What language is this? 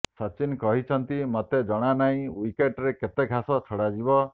Odia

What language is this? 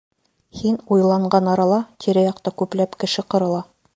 Bashkir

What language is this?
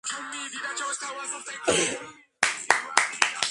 Georgian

